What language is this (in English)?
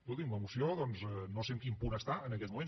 Catalan